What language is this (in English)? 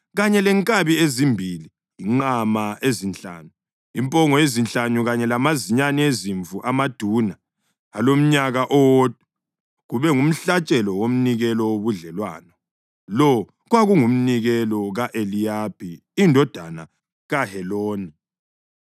North Ndebele